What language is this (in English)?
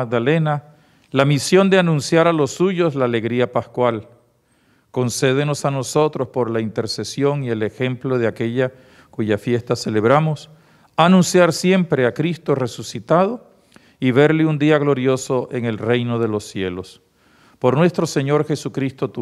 Spanish